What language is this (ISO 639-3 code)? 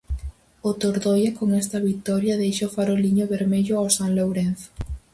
glg